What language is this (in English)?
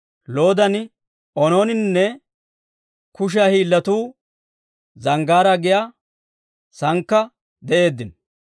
Dawro